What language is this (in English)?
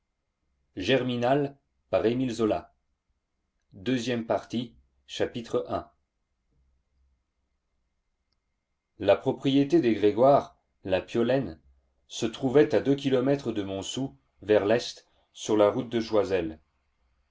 French